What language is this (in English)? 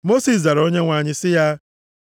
Igbo